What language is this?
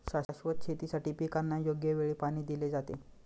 Marathi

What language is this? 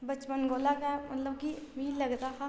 Dogri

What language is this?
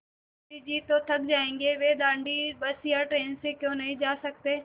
Hindi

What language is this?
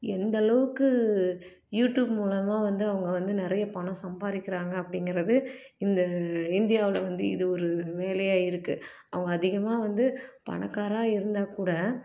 Tamil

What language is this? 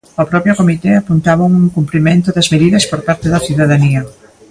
Galician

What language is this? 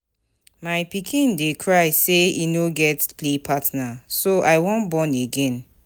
Nigerian Pidgin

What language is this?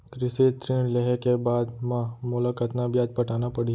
Chhattisgarhi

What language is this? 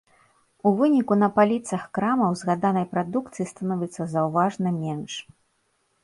Belarusian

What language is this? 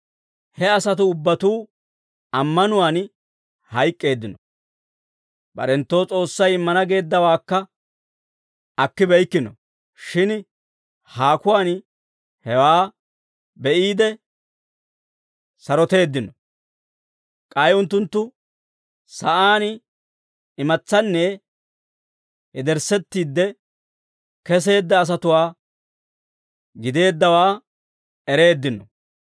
Dawro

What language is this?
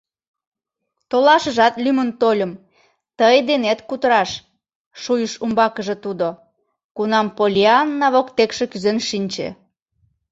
Mari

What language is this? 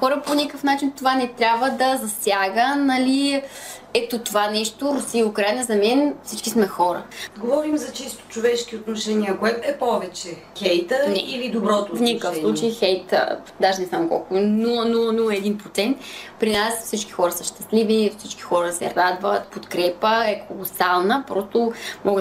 Bulgarian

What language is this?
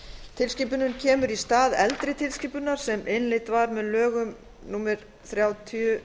Icelandic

